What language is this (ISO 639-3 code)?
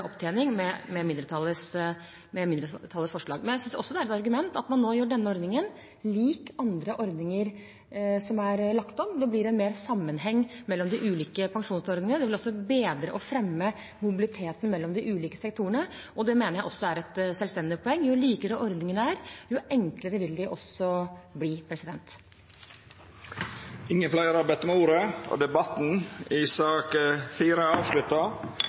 nor